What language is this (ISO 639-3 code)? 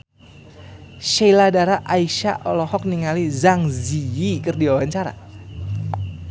sun